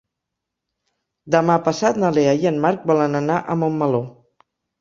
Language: Catalan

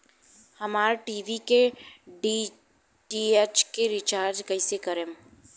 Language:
Bhojpuri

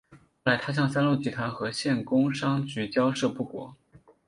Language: Chinese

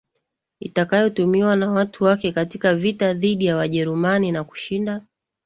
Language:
Swahili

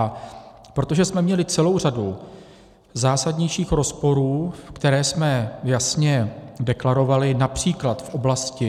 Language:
Czech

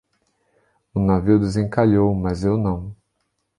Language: Portuguese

